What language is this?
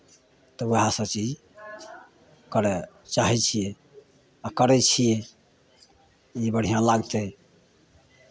Maithili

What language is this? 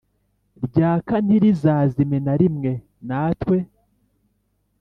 Kinyarwanda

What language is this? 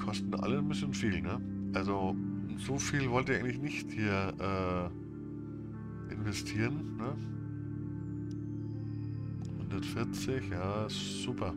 German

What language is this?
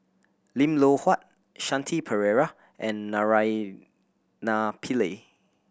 English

